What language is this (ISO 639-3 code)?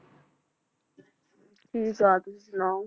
pan